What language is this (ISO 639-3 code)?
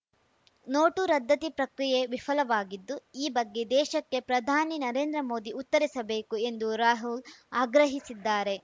kan